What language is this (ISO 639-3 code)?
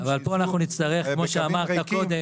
heb